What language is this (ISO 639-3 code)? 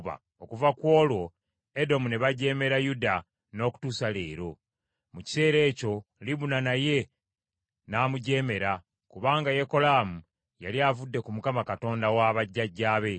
lug